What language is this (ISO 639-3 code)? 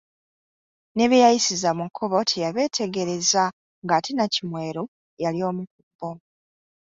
lug